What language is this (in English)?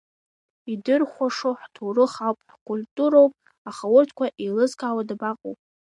Abkhazian